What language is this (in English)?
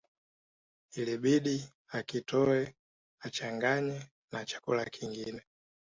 Swahili